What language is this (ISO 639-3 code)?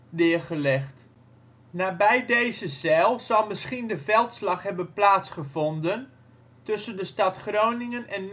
nld